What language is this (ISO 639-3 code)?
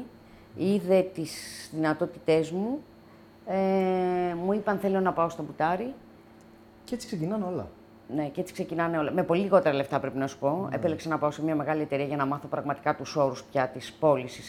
ell